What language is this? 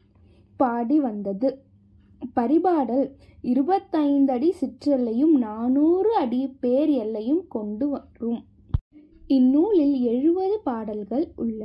Tamil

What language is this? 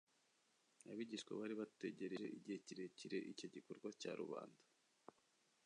Kinyarwanda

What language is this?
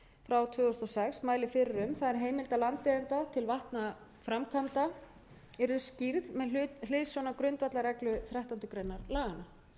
Icelandic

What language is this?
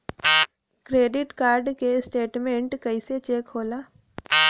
Bhojpuri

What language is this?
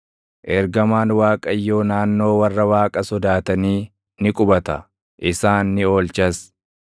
Oromo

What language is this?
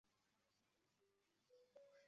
Chinese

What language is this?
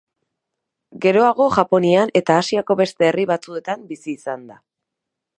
Basque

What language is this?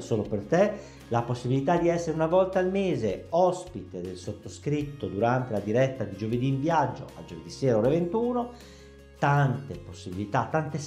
Italian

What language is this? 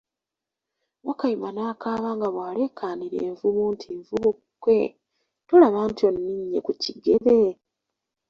Ganda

